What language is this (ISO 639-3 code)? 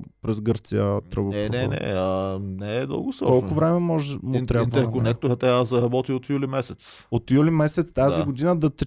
bul